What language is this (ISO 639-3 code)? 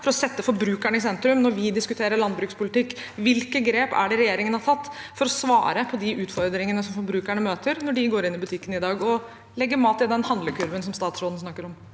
nor